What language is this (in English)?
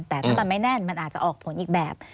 Thai